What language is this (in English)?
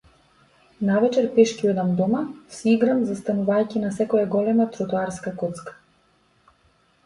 Macedonian